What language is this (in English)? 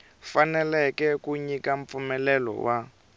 Tsonga